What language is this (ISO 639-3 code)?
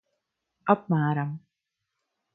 lav